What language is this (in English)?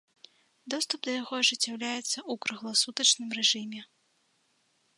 Belarusian